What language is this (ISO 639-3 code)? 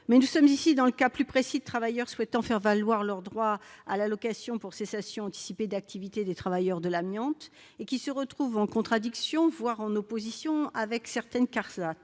fra